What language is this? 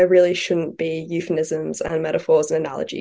Indonesian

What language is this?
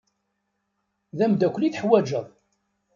Kabyle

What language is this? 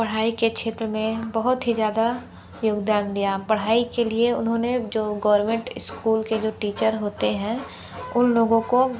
Hindi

